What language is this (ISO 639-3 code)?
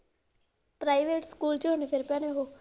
pan